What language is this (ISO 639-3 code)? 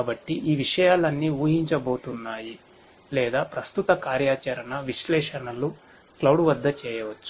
tel